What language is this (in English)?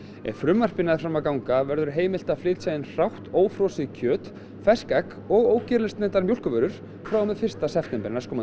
Icelandic